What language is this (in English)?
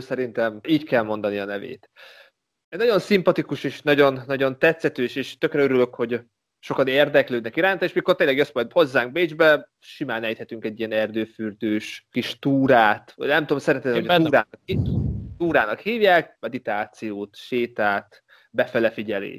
Hungarian